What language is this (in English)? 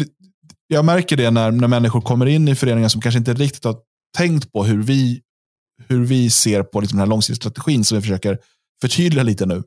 Swedish